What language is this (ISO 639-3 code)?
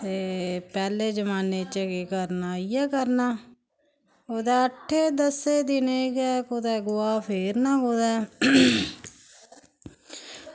doi